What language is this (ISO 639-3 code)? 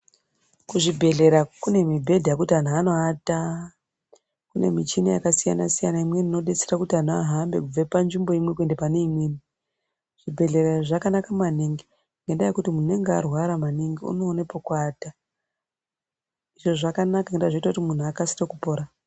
ndc